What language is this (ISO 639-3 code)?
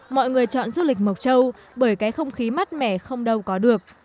vie